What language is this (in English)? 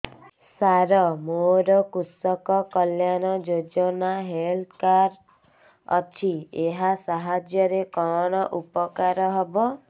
Odia